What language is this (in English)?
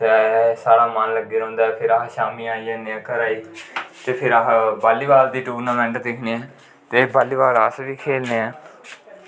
Dogri